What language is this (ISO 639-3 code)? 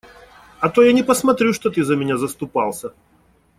rus